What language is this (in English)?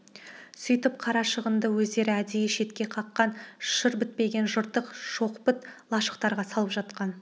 Kazakh